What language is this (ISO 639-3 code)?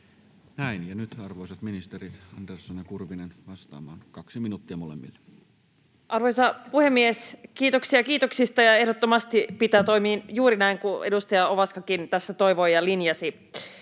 fin